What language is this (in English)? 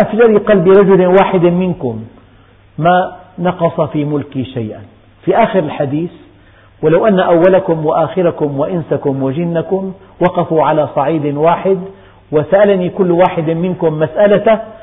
Arabic